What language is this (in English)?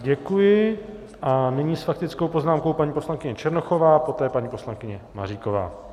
Czech